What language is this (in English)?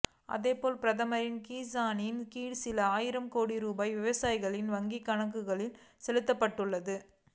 Tamil